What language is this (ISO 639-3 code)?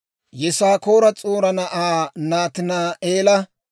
dwr